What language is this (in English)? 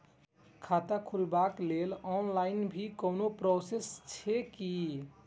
Maithili